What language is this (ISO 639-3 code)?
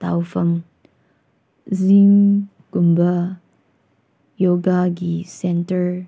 mni